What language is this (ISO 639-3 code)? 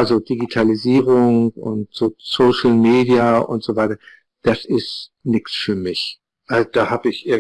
deu